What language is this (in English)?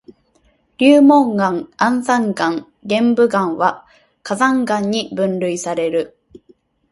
Japanese